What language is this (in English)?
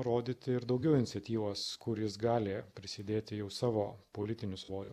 Lithuanian